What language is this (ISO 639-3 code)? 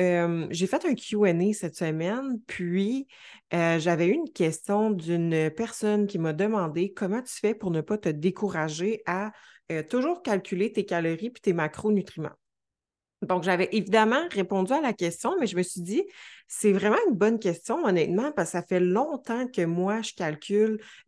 fra